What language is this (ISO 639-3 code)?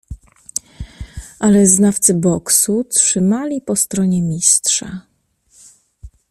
pol